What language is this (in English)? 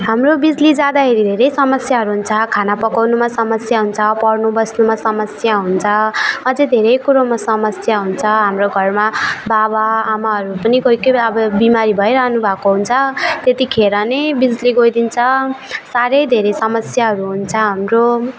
Nepali